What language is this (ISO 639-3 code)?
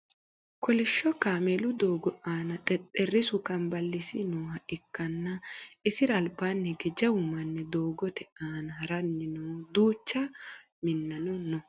sid